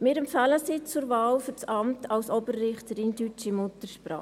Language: Swiss German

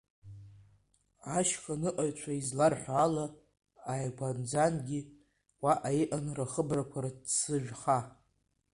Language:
Abkhazian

